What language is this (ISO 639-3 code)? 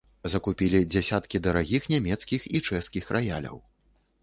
bel